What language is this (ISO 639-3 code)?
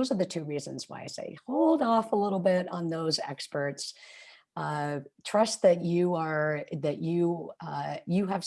eng